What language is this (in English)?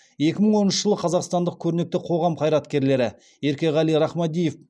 Kazakh